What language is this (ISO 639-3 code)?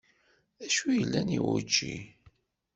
kab